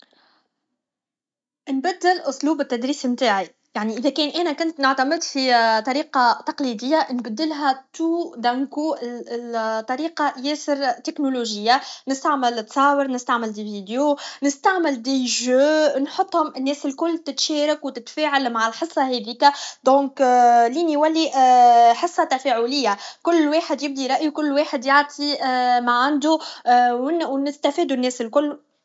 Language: Tunisian Arabic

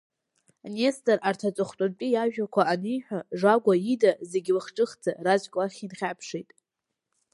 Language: Abkhazian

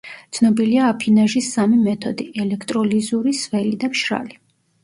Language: Georgian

